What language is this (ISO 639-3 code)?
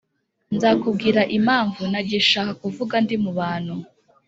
kin